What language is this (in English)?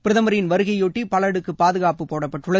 Tamil